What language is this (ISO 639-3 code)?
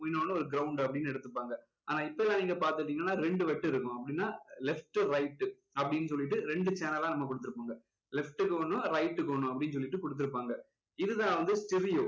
tam